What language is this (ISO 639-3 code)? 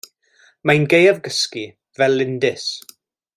cym